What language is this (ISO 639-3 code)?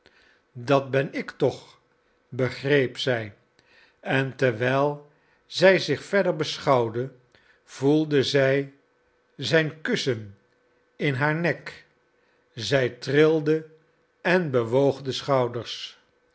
nld